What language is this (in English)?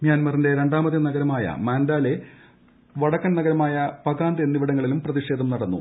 Malayalam